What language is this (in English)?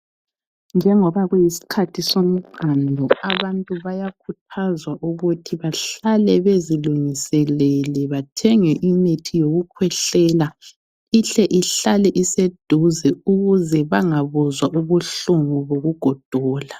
North Ndebele